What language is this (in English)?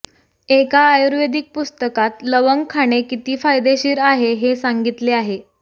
Marathi